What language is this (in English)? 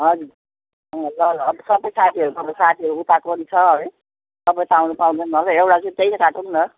Nepali